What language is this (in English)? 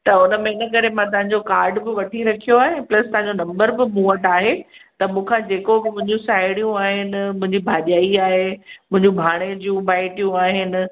Sindhi